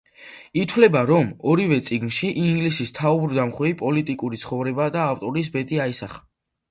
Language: Georgian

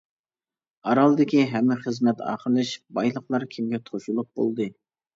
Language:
Uyghur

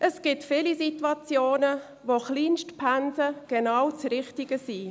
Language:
Swiss German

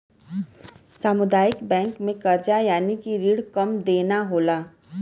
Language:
Bhojpuri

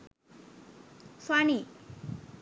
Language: Sinhala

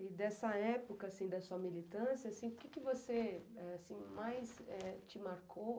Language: Portuguese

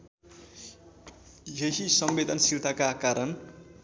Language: Nepali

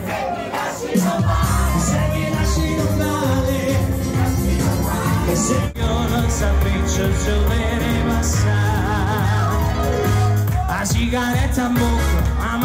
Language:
Indonesian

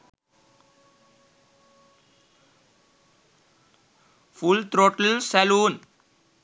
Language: Sinhala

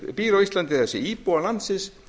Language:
Icelandic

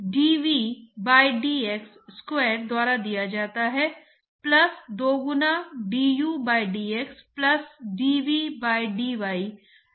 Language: Hindi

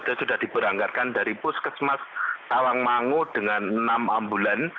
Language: Indonesian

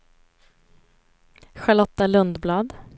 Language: Swedish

